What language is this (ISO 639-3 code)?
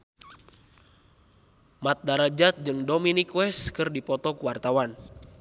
sun